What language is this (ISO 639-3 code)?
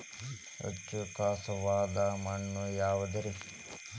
kan